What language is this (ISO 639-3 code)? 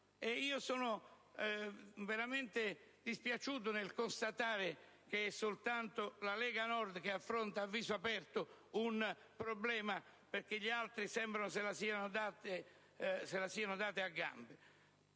ita